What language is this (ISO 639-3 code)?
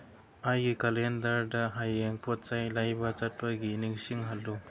mni